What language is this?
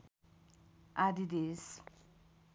Nepali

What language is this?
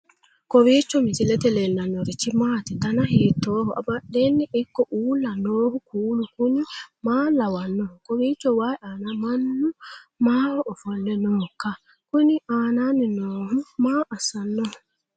Sidamo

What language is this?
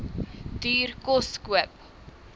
Afrikaans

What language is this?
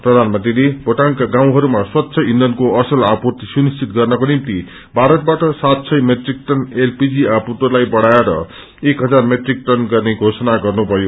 Nepali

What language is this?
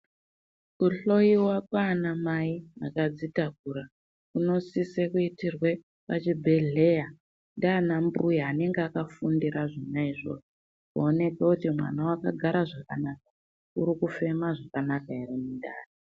Ndau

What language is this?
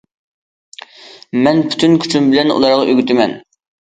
Uyghur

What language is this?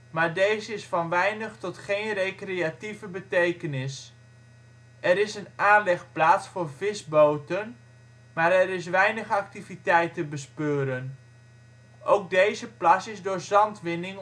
Dutch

